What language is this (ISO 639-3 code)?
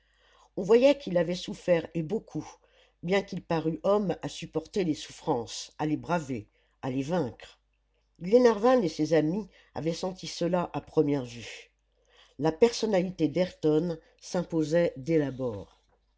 fra